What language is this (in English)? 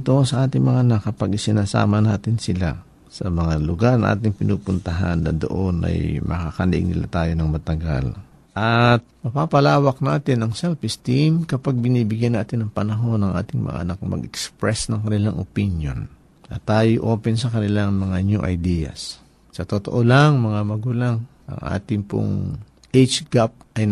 Filipino